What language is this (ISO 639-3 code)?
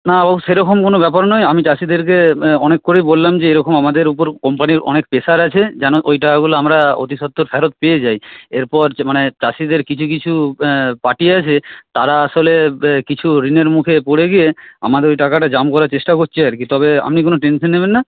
ben